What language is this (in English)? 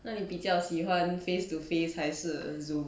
English